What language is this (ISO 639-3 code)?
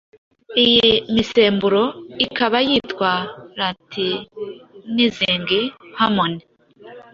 kin